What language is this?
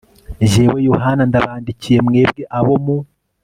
Kinyarwanda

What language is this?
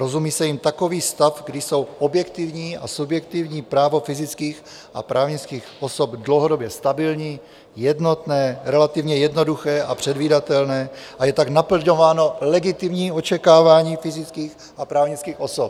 Czech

